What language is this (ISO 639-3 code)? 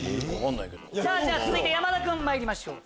jpn